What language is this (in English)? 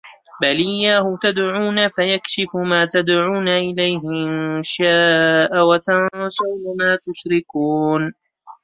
Arabic